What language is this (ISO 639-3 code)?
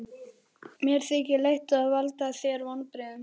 isl